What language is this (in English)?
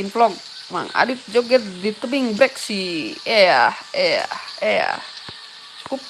Indonesian